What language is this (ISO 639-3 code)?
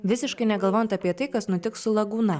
lit